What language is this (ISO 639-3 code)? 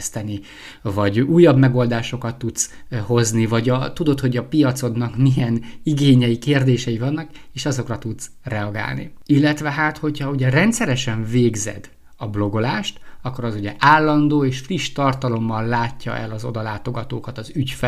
hun